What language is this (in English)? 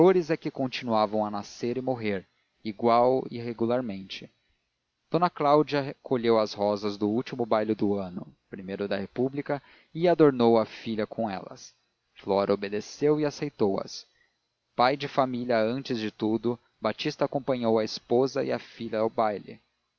Portuguese